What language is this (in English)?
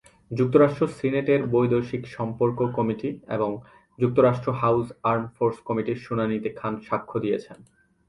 Bangla